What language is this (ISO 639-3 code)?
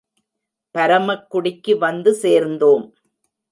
tam